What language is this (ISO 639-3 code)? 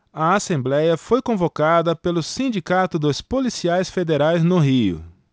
por